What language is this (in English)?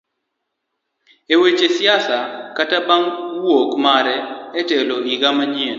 Luo (Kenya and Tanzania)